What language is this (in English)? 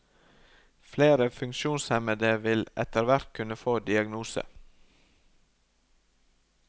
Norwegian